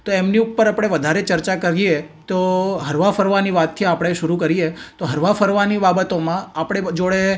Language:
Gujarati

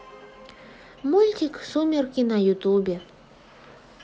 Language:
Russian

